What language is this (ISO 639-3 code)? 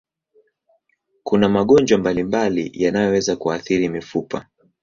swa